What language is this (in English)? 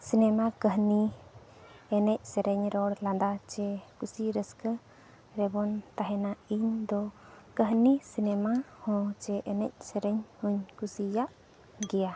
Santali